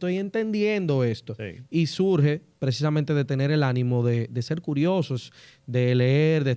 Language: Spanish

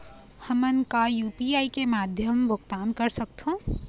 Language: Chhattisgarhi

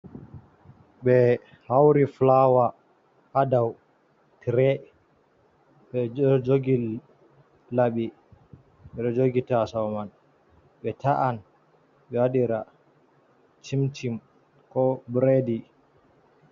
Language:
Fula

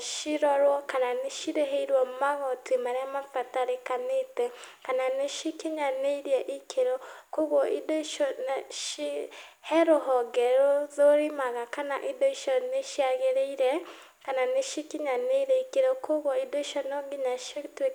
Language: Kikuyu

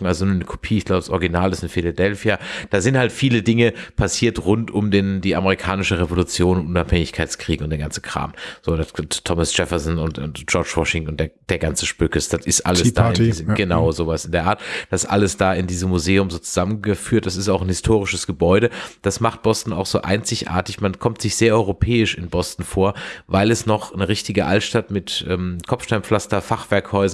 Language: German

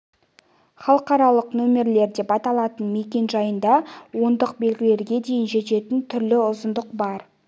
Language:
Kazakh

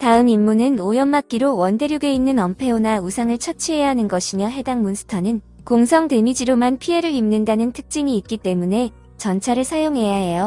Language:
Korean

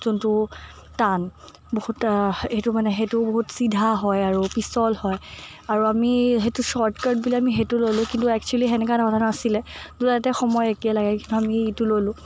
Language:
Assamese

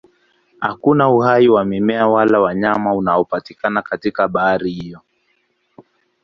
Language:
Swahili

